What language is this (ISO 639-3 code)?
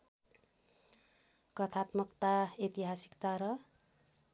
nep